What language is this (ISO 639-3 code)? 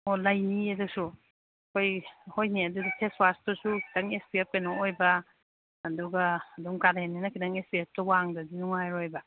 mni